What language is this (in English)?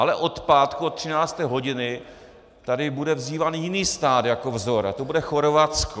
Czech